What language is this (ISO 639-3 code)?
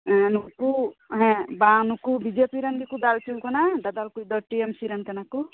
sat